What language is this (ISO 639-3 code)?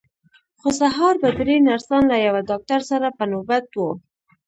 pus